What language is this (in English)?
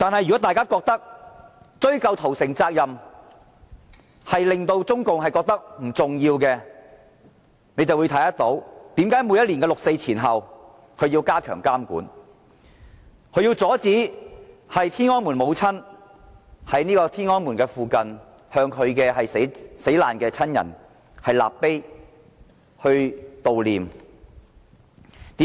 Cantonese